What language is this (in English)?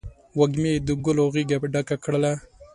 Pashto